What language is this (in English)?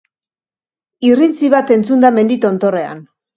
Basque